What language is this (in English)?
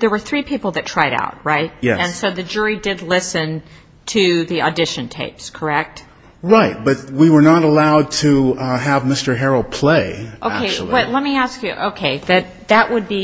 English